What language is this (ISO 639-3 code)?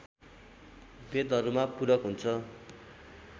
nep